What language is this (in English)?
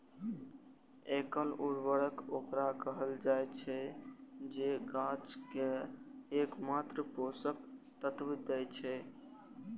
Maithili